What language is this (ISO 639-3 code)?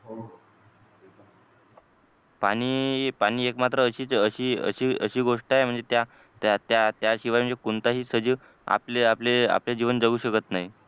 mar